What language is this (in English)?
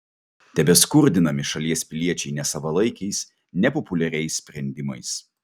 Lithuanian